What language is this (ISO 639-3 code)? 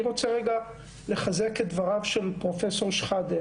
heb